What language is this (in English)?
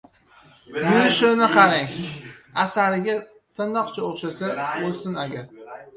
Uzbek